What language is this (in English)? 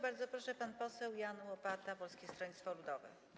Polish